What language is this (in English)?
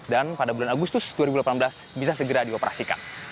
Indonesian